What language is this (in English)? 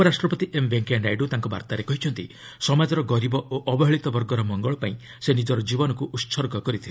Odia